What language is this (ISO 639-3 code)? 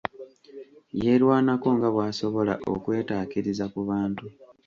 lug